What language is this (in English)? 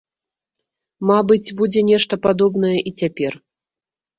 Belarusian